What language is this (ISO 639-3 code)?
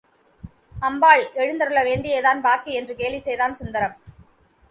tam